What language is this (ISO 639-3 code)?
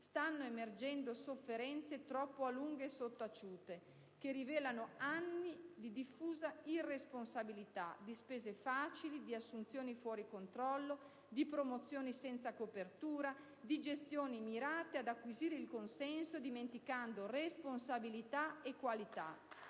ita